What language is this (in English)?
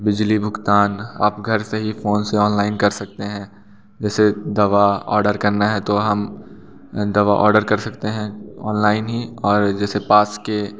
Hindi